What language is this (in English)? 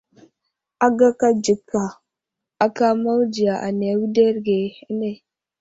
Wuzlam